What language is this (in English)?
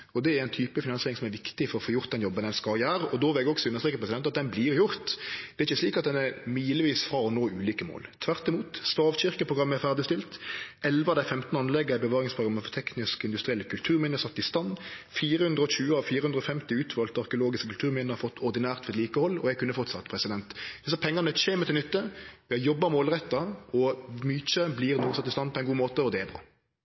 Norwegian Nynorsk